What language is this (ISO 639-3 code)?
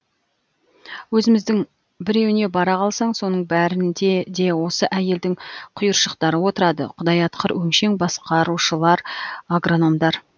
kaz